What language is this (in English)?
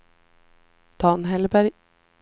Swedish